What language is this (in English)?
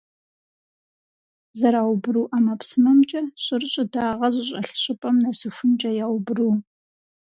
Kabardian